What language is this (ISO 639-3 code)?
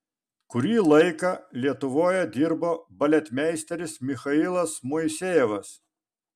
lit